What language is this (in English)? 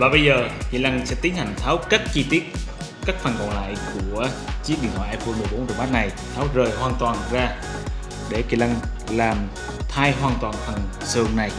Vietnamese